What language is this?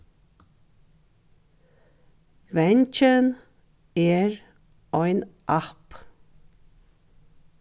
Faroese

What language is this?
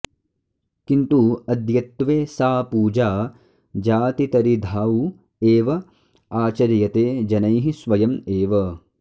Sanskrit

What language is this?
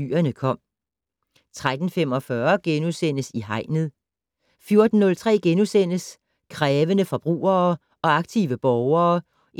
Danish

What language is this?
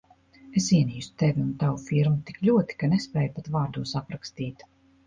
Latvian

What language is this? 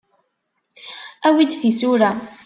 Kabyle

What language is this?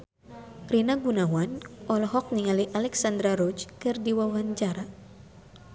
Sundanese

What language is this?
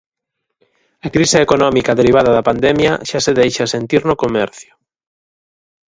Galician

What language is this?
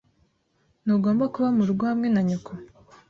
Kinyarwanda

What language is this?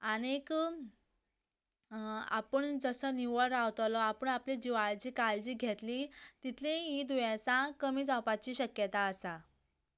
Konkani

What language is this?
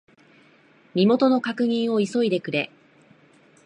Japanese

